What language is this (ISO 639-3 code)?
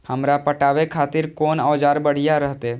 mai